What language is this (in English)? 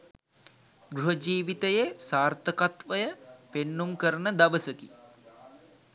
Sinhala